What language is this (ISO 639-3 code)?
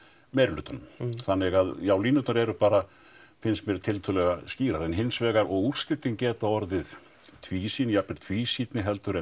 isl